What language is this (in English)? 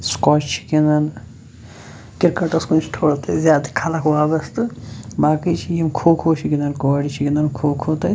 Kashmiri